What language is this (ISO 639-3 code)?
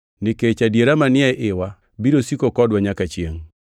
luo